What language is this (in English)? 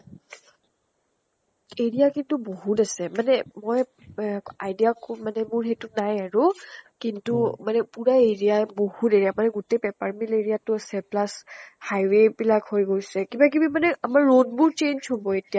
Assamese